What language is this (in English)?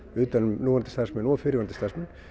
Icelandic